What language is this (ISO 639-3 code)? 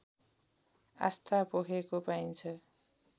nep